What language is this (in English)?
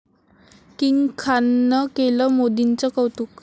Marathi